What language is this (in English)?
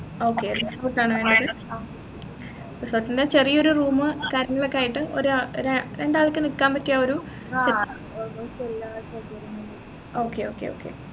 Malayalam